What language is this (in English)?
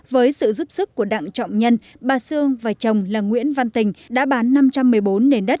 Vietnamese